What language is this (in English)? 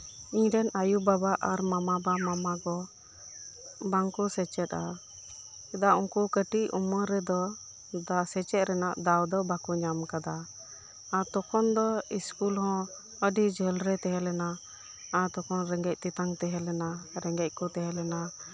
Santali